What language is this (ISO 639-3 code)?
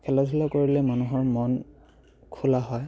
asm